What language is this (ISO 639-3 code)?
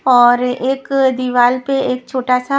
hin